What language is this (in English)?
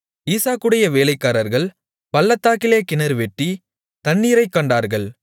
Tamil